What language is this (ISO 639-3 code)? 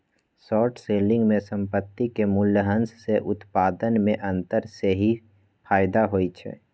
mag